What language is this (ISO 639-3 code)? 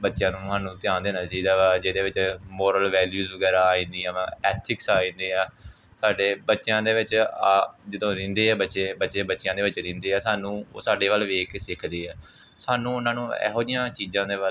pan